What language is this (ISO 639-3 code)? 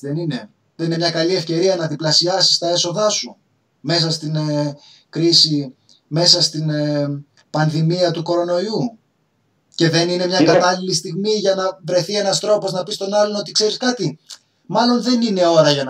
ell